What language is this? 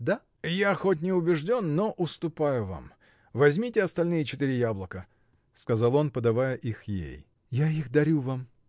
Russian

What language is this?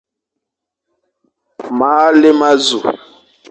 Fang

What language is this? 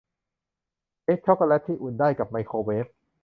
Thai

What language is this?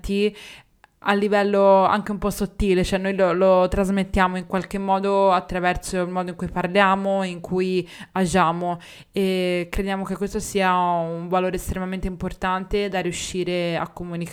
Italian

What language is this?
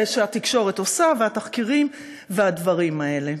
Hebrew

